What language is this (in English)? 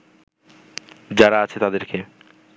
Bangla